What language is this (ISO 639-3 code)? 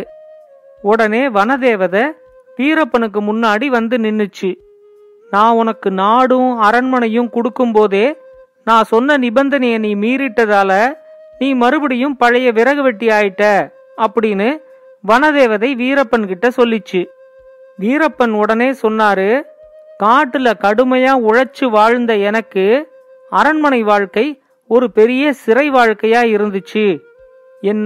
tam